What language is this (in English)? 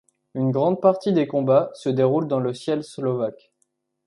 French